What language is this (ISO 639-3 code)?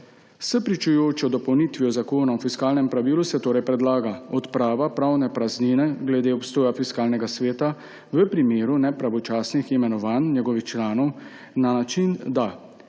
slv